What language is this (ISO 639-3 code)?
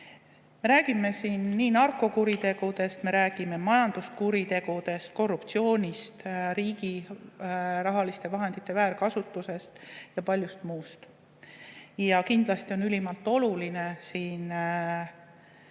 est